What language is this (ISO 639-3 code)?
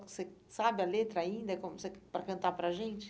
por